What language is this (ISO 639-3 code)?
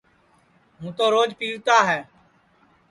ssi